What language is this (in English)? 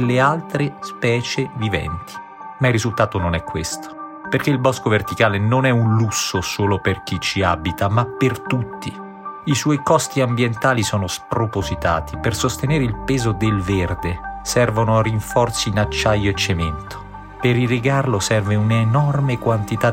Italian